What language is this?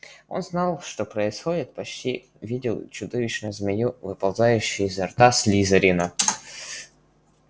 Russian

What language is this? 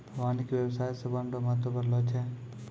Maithili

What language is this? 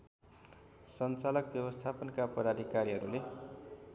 Nepali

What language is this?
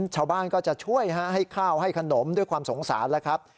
Thai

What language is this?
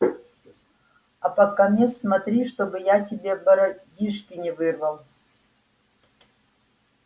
Russian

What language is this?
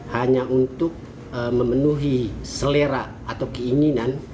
Indonesian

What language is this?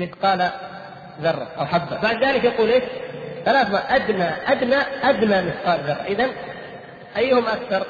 Arabic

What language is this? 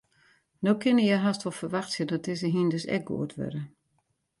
Western Frisian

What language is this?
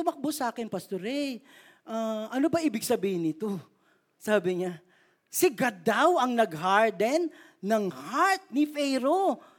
Filipino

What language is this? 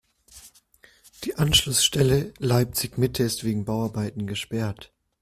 German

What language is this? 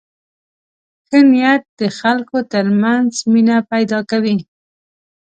Pashto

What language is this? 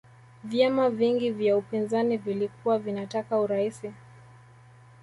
Swahili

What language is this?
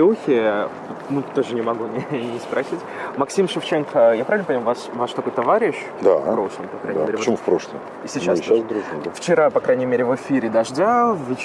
Russian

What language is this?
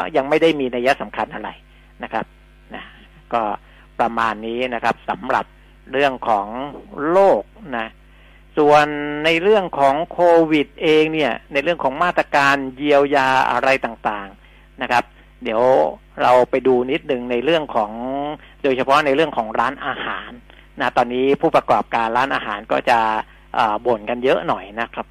Thai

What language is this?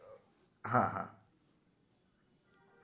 Gujarati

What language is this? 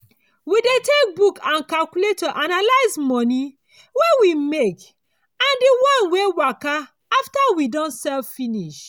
Nigerian Pidgin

